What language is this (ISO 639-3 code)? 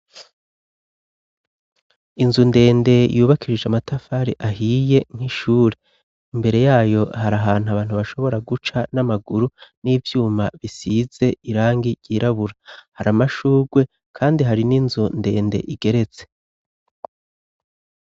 run